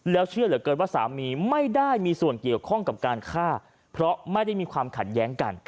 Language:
Thai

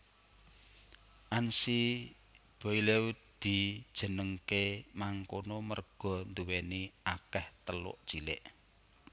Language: Javanese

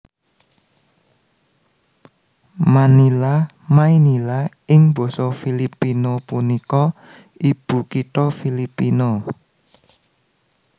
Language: Javanese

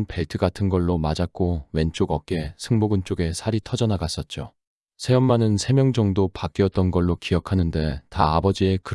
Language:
Korean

